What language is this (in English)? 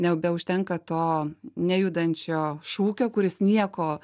Lithuanian